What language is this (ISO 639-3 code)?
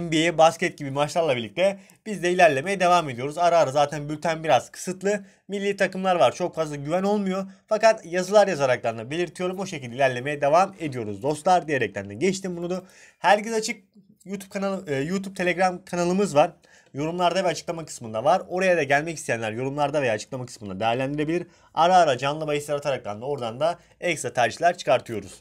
tur